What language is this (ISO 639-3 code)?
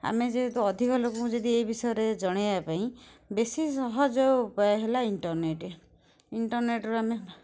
ori